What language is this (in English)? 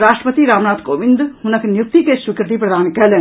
Maithili